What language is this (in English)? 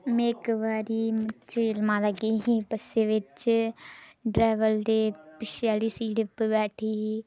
Dogri